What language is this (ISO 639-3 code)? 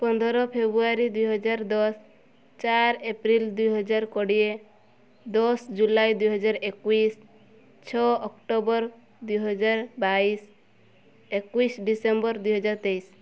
ori